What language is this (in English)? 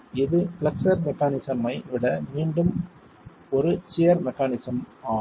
Tamil